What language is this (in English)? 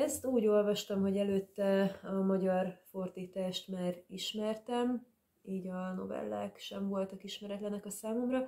Hungarian